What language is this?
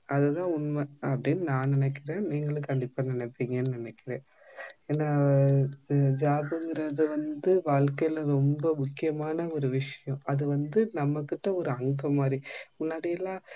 Tamil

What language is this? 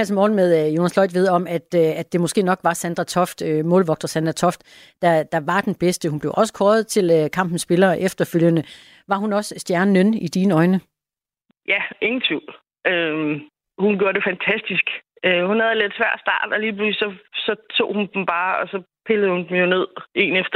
Danish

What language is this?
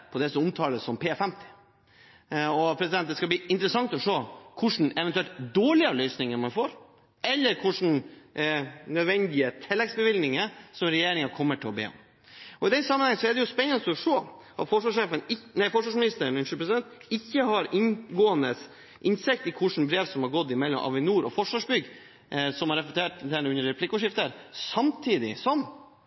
Norwegian Bokmål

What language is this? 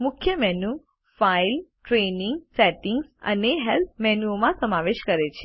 Gujarati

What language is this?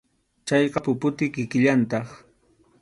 Arequipa-La Unión Quechua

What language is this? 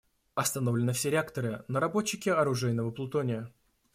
Russian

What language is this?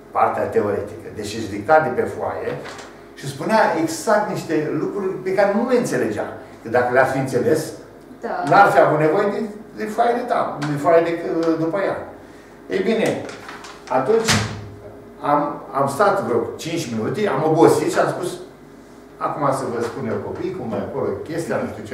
Romanian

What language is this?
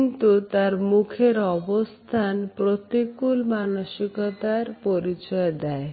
Bangla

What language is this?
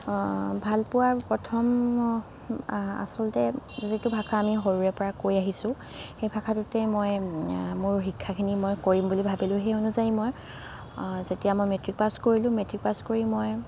Assamese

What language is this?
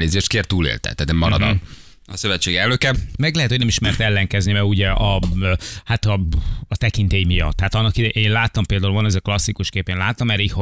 Hungarian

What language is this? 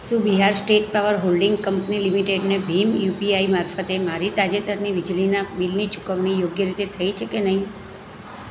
Gujarati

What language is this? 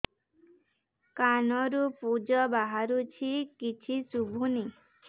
Odia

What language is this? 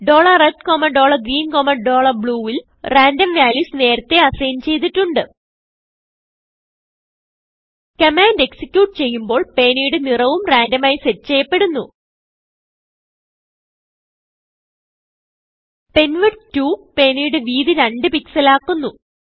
Malayalam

